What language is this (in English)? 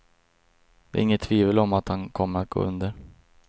Swedish